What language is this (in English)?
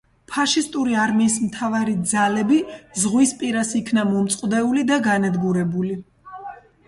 Georgian